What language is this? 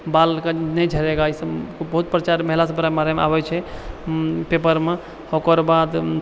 Maithili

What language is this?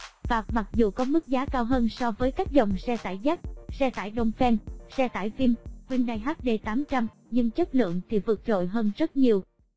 Vietnamese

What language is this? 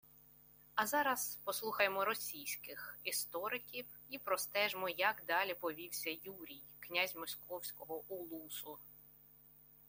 Ukrainian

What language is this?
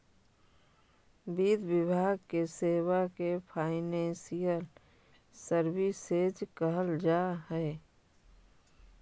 Magahi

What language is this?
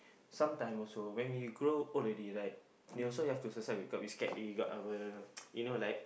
English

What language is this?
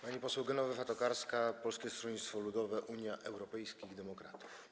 Polish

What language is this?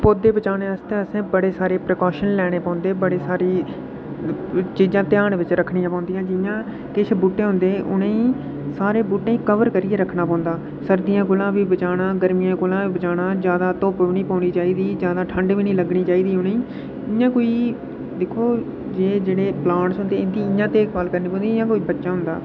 Dogri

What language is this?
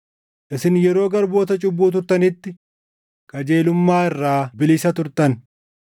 Oromo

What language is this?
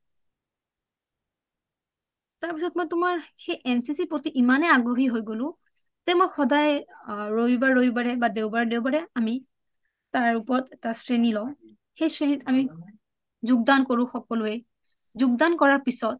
Assamese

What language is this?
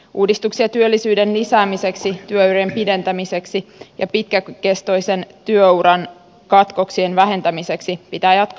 Finnish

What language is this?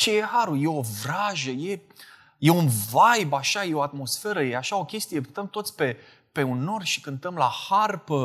Romanian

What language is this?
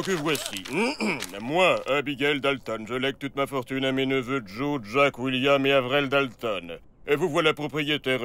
French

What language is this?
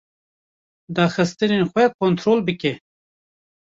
Kurdish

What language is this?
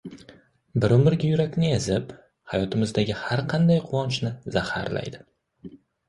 Uzbek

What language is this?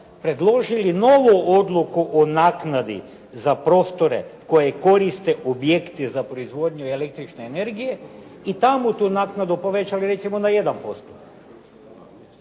Croatian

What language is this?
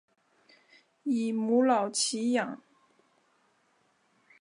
Chinese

